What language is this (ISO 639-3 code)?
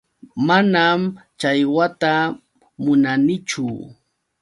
qux